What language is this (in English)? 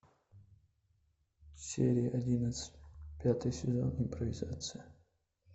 Russian